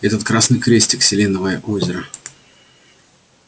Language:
Russian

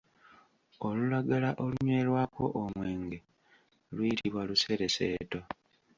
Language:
Ganda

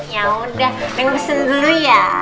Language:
Indonesian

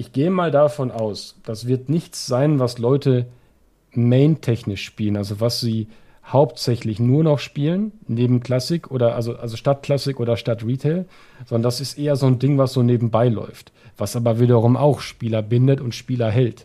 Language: German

